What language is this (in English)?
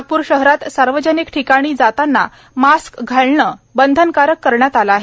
Marathi